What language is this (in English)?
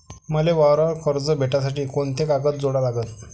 Marathi